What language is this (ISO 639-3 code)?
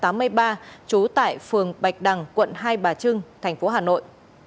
vie